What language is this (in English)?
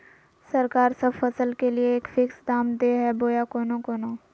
Magahi